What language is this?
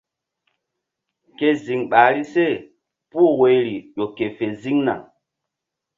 Mbum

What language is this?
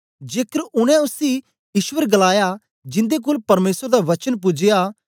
Dogri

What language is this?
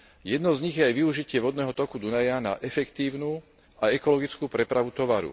Slovak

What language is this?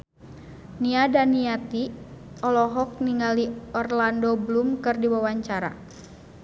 Sundanese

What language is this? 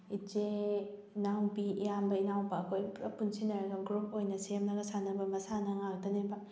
Manipuri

